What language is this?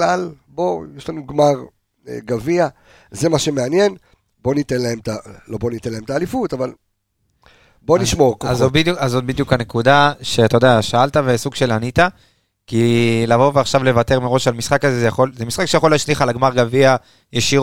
Hebrew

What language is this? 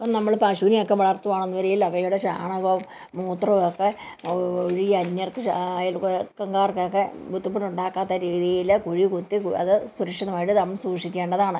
Malayalam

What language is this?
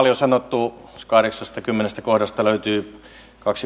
Finnish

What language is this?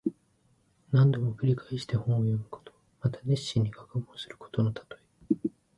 Japanese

